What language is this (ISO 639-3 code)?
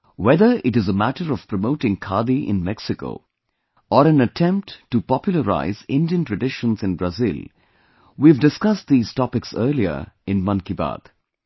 eng